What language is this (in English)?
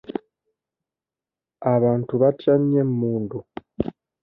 Ganda